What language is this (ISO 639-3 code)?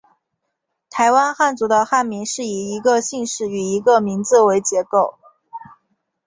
zho